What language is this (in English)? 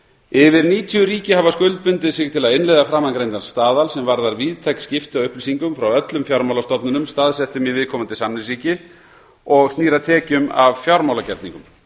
Icelandic